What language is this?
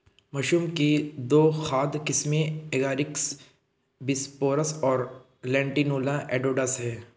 Hindi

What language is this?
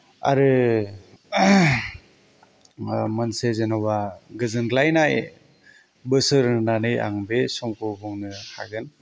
Bodo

